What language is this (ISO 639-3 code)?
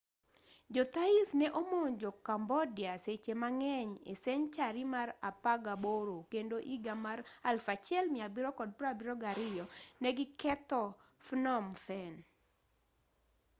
luo